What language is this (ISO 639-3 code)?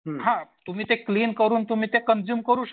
mar